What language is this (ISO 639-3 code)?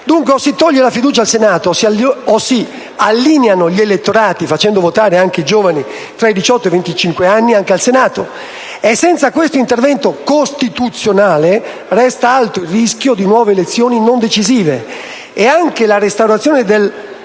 ita